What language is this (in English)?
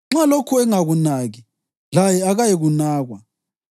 North Ndebele